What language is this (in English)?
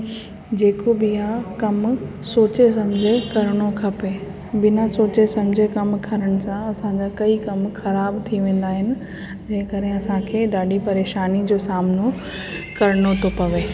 Sindhi